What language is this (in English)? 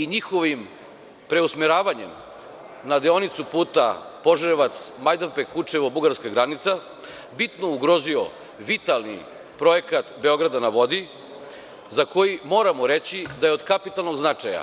Serbian